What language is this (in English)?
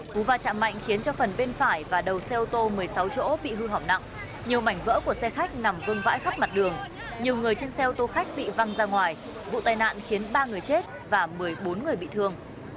Vietnamese